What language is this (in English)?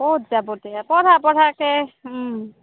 Assamese